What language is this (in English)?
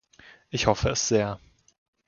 German